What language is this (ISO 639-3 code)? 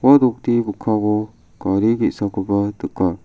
grt